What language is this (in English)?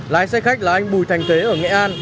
Vietnamese